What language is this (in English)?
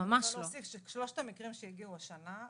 Hebrew